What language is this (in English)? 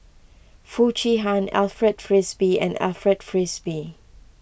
English